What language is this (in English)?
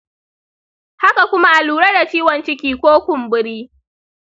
Hausa